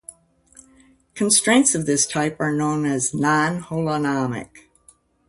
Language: English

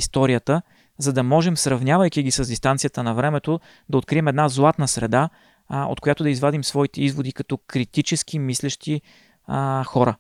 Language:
Bulgarian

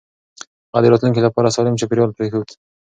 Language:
Pashto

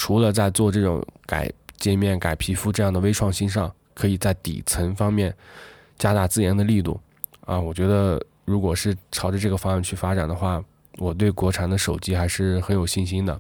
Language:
Chinese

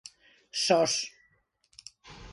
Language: Galician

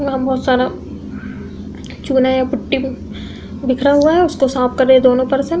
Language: Hindi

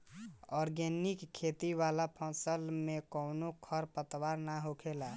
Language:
Bhojpuri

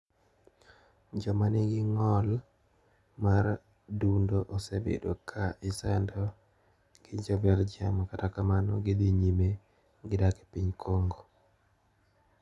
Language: Luo (Kenya and Tanzania)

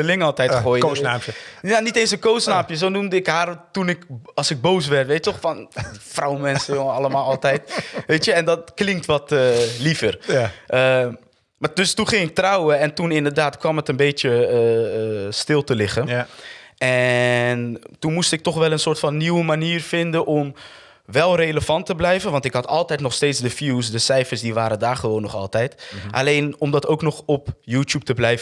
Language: Dutch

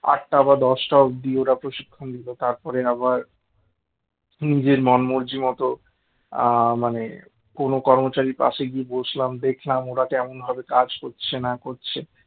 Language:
Bangla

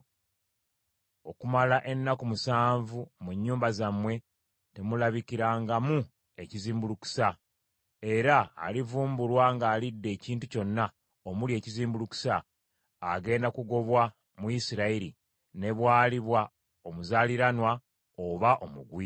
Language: Ganda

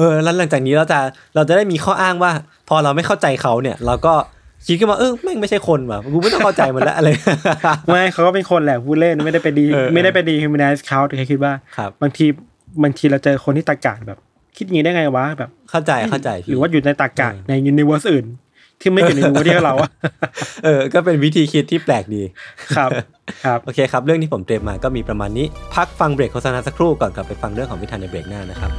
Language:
Thai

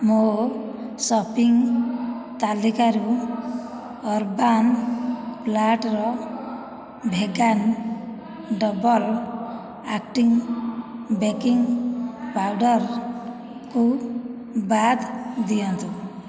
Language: Odia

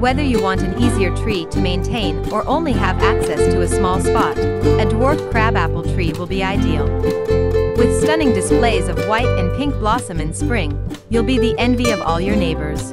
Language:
English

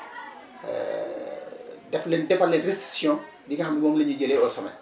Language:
Wolof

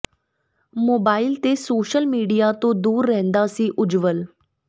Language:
Punjabi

